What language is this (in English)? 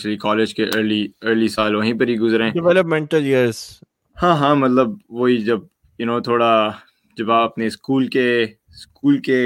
Urdu